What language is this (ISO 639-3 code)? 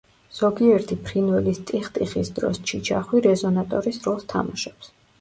kat